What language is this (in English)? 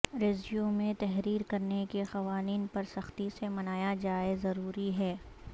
Urdu